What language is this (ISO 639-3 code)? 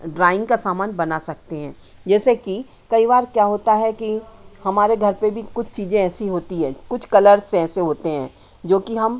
hin